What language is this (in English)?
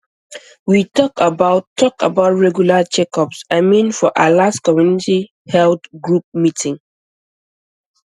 Nigerian Pidgin